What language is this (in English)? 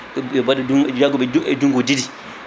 Fula